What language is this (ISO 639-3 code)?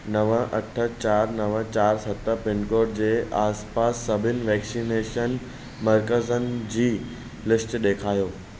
snd